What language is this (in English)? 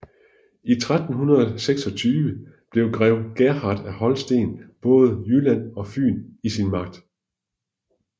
Danish